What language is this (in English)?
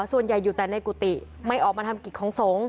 Thai